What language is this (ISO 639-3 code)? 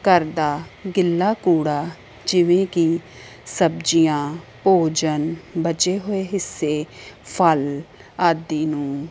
pan